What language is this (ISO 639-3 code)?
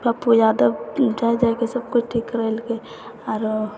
mai